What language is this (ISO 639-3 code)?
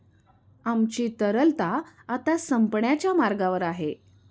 mar